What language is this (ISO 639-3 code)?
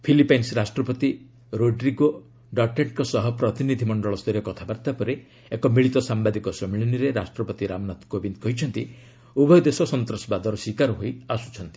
ori